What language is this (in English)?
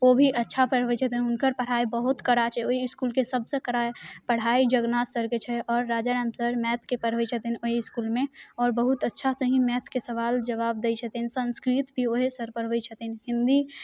Maithili